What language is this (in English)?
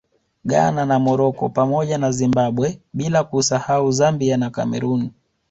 Swahili